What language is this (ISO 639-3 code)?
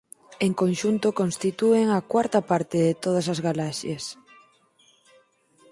glg